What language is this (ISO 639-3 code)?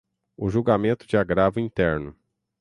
por